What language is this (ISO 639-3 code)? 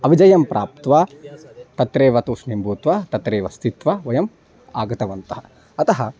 san